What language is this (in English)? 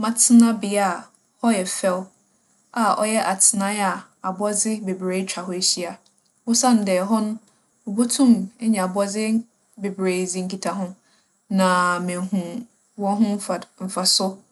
Akan